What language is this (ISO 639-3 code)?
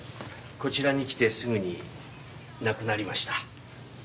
jpn